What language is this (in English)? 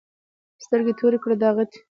Pashto